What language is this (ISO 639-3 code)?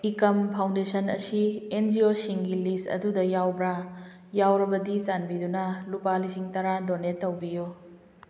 mni